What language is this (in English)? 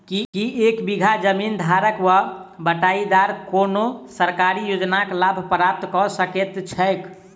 Maithili